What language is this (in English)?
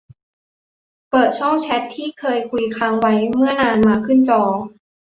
Thai